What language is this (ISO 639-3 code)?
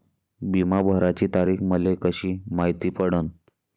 mar